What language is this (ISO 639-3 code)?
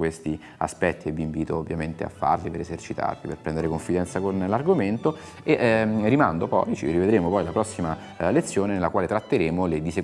ita